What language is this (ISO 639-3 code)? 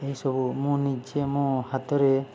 ori